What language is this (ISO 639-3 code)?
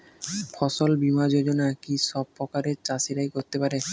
ben